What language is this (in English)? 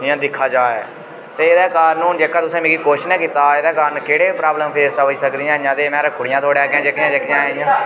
Dogri